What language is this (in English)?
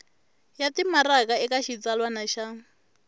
Tsonga